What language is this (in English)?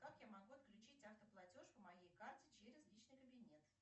Russian